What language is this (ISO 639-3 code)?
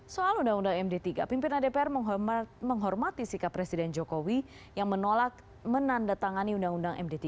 ind